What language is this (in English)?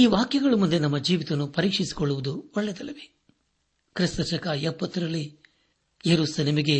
Kannada